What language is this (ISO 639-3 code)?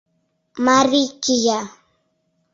chm